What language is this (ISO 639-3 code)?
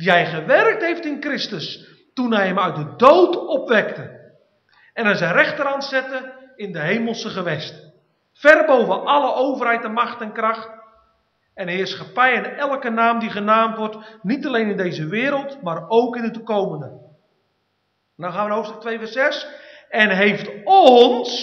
nld